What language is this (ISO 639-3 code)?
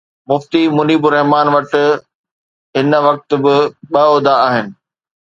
snd